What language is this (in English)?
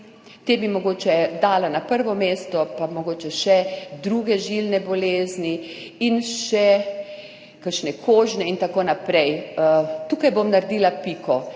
Slovenian